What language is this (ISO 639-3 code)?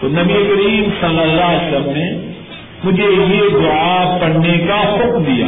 urd